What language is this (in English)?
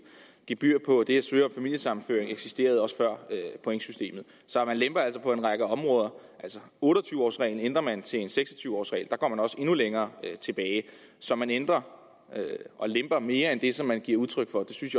Danish